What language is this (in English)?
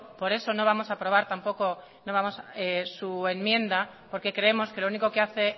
Spanish